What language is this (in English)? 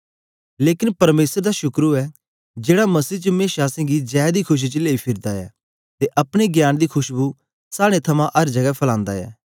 Dogri